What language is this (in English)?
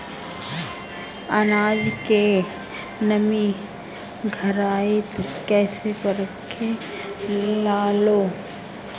Bhojpuri